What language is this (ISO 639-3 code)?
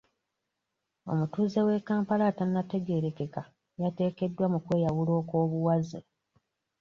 lug